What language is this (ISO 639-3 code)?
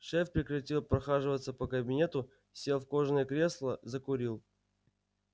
rus